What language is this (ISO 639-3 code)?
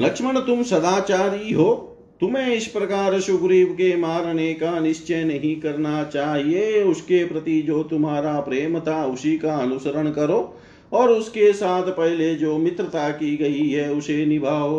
hin